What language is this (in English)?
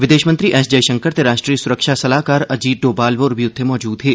Dogri